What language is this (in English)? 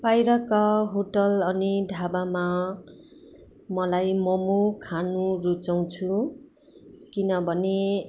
Nepali